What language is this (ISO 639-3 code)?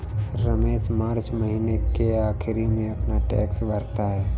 hin